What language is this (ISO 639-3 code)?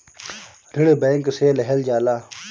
bho